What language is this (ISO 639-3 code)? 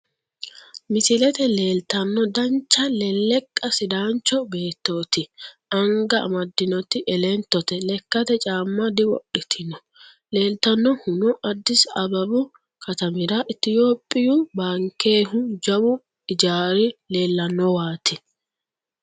sid